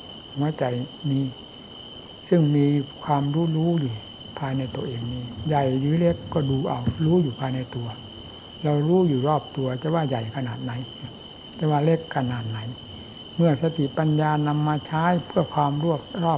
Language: Thai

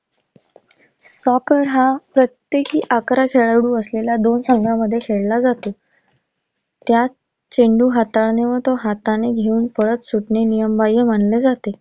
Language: Marathi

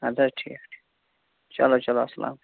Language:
Kashmiri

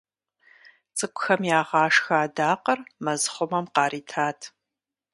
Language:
Kabardian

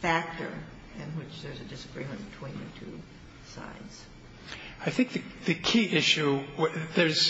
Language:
English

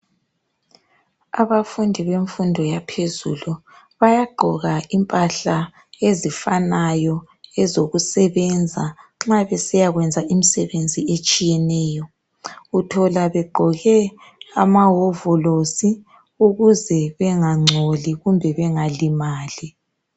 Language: North Ndebele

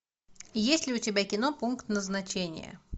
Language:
Russian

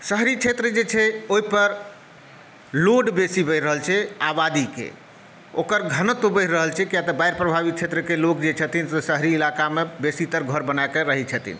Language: Maithili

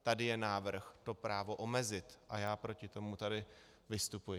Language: Czech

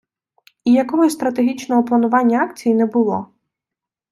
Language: Ukrainian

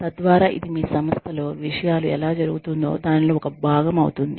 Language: Telugu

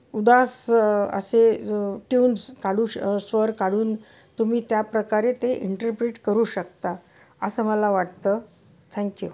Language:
Marathi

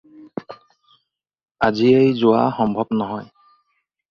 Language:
Assamese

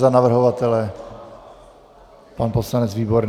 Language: Czech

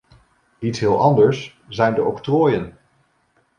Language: Dutch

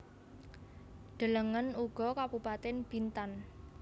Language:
Javanese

